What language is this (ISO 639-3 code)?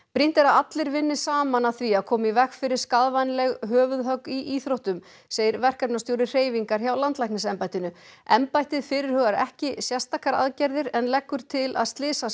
isl